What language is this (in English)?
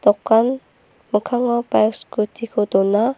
Garo